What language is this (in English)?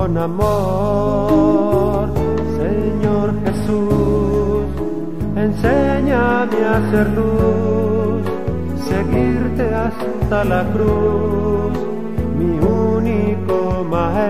Romanian